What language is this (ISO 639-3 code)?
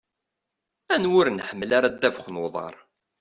kab